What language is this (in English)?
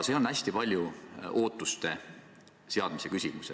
Estonian